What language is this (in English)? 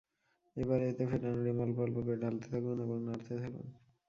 Bangla